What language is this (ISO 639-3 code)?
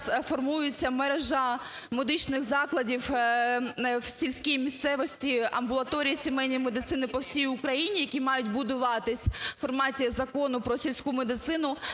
ukr